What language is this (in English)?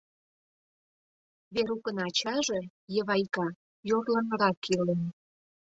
Mari